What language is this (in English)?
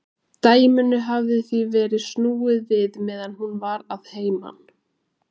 Icelandic